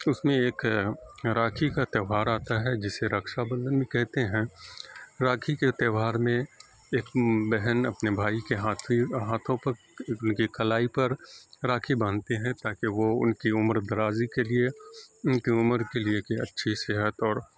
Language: Urdu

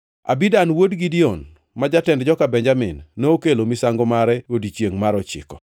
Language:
Luo (Kenya and Tanzania)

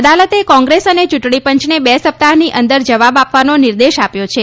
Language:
Gujarati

